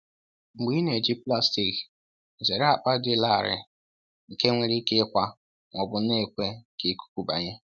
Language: Igbo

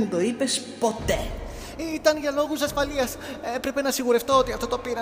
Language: Greek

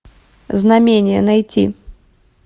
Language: Russian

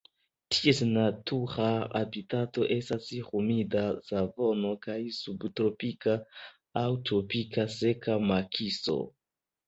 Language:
Esperanto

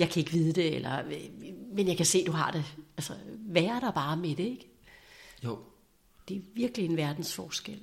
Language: Danish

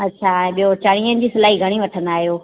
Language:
Sindhi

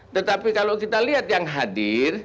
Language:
Indonesian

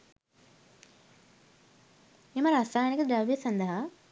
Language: Sinhala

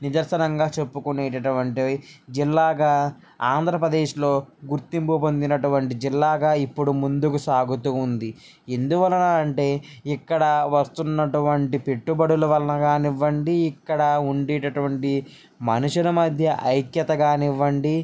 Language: Telugu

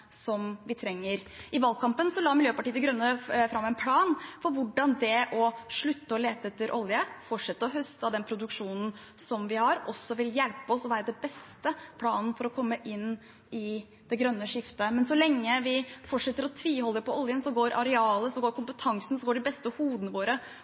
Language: Norwegian Bokmål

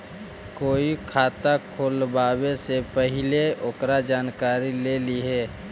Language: Magahi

